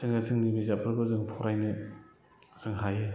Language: Bodo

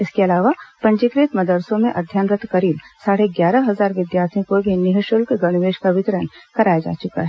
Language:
Hindi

